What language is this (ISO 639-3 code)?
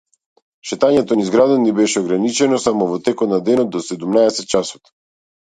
mkd